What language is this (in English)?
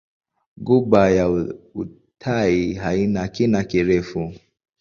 Swahili